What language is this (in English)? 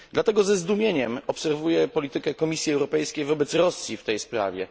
Polish